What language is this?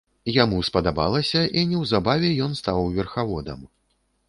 Belarusian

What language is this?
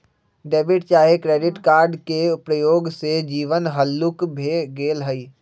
Magahi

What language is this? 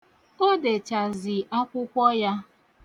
Igbo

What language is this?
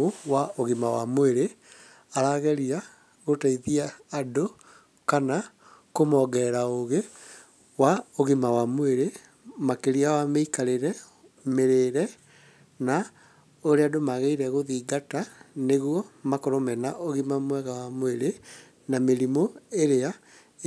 Kikuyu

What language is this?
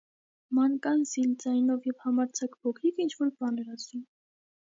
Armenian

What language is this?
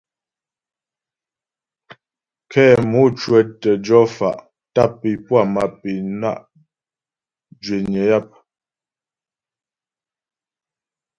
Ghomala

